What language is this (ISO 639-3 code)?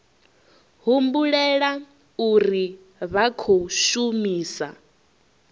ven